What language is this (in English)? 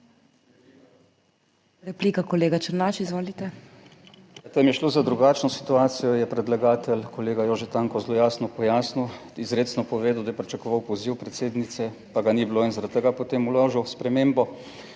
Slovenian